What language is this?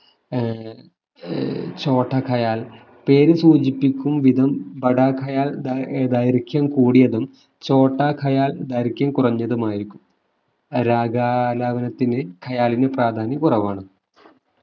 Malayalam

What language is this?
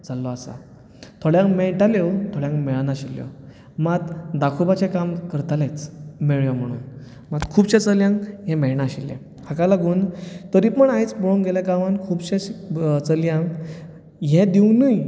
Konkani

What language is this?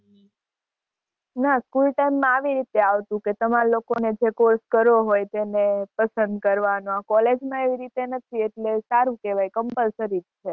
Gujarati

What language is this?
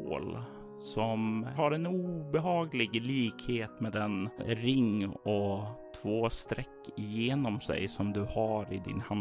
Swedish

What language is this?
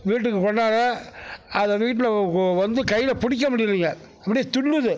Tamil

